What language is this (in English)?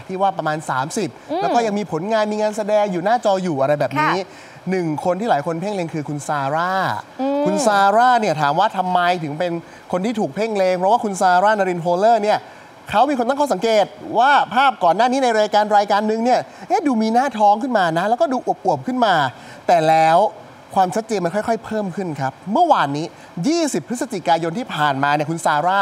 Thai